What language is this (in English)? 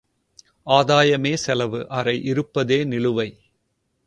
Tamil